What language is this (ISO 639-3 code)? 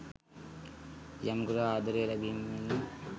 sin